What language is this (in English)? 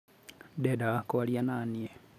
Kikuyu